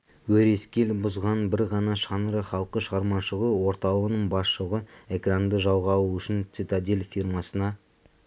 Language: Kazakh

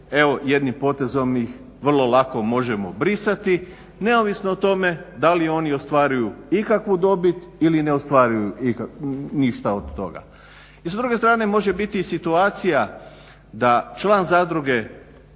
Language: Croatian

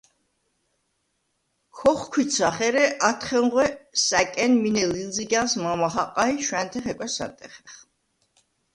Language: Svan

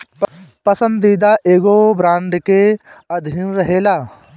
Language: Bhojpuri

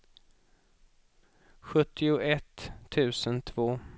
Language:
Swedish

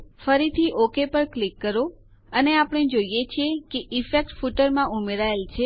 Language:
Gujarati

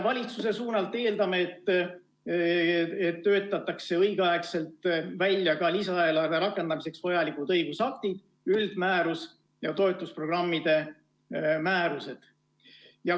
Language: Estonian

